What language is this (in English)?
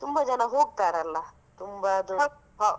Kannada